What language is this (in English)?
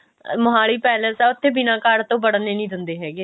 Punjabi